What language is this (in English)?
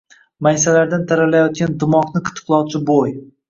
Uzbek